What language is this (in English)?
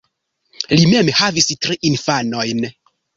Esperanto